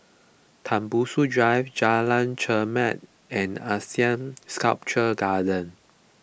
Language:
English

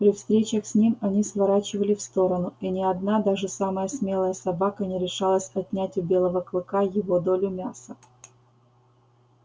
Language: Russian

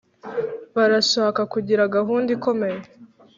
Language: Kinyarwanda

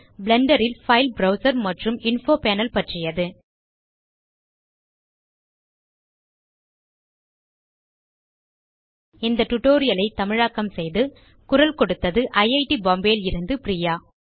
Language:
Tamil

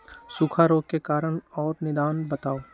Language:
Magahi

